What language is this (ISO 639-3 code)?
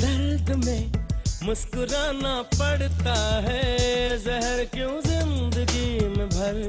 hin